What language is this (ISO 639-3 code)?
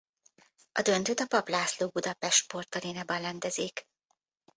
hun